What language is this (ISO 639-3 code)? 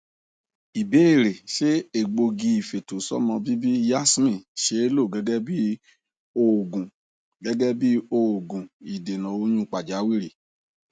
yor